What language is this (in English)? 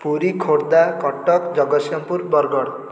Odia